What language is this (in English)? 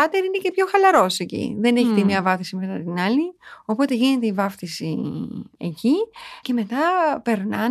Greek